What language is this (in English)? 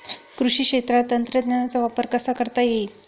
Marathi